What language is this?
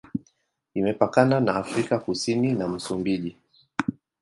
Swahili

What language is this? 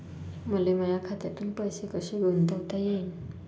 Marathi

